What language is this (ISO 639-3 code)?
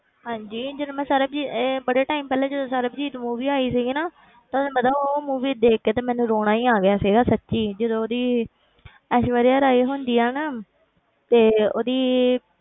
pan